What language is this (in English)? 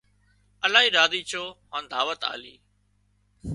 Wadiyara Koli